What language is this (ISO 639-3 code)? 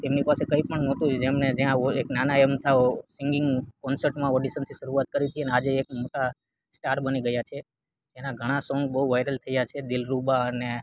guj